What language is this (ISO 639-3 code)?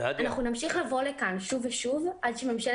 heb